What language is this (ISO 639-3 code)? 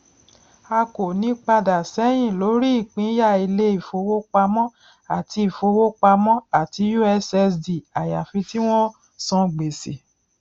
yor